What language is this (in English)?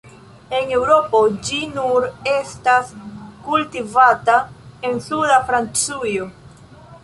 Esperanto